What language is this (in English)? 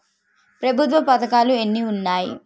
Telugu